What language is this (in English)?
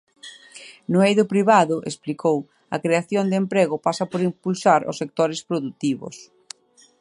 Galician